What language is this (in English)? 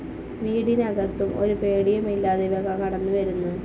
Malayalam